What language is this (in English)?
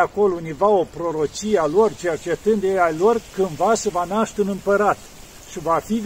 Romanian